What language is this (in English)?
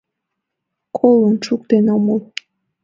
Mari